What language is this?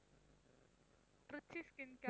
Tamil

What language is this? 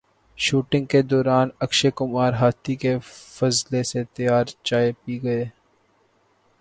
Urdu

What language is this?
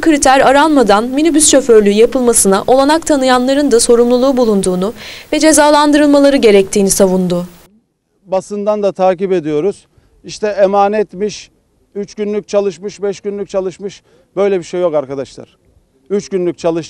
Turkish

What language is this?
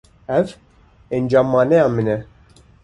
Kurdish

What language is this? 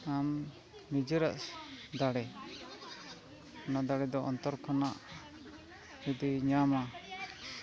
Santali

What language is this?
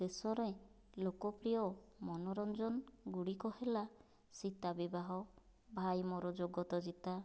Odia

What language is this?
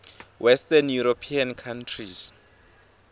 Swati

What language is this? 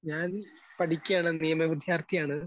Malayalam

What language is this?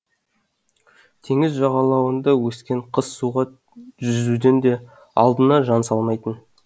Kazakh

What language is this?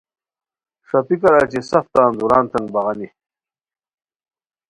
Khowar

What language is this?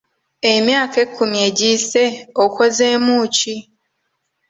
Ganda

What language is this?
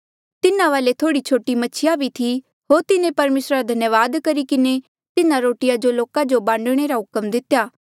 Mandeali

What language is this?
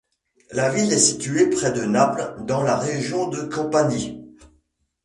French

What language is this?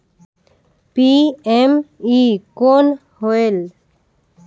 Chhattisgarhi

